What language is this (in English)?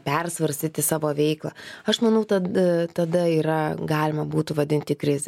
Lithuanian